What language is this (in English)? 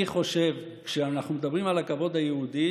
Hebrew